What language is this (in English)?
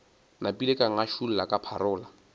Northern Sotho